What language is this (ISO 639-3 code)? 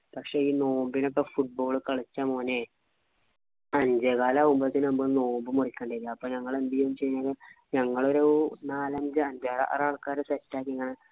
mal